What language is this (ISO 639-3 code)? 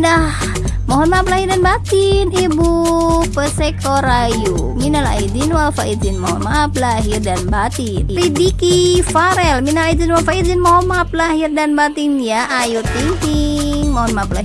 ind